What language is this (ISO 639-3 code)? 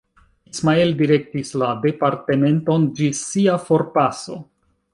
epo